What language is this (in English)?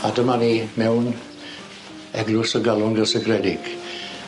Welsh